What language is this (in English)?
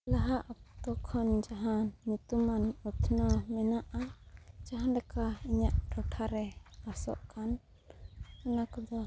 Santali